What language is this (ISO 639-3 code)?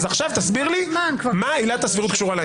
heb